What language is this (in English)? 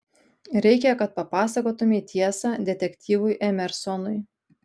Lithuanian